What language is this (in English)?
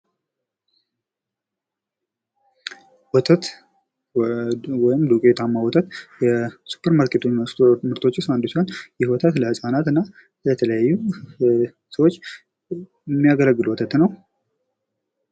Amharic